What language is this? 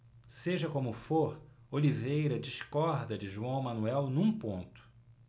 Portuguese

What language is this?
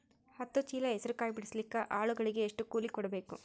Kannada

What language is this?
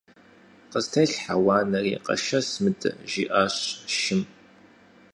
Kabardian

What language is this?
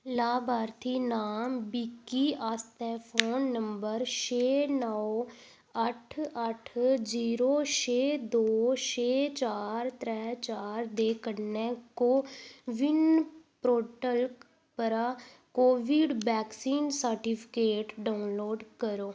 Dogri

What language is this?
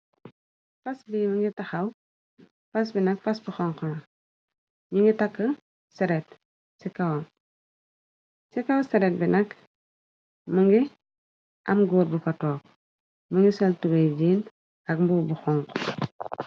Wolof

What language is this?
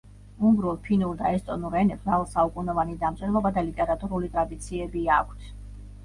Georgian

